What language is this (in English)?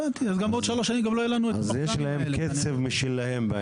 Hebrew